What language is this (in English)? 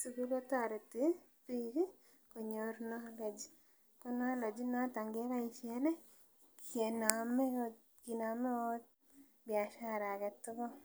Kalenjin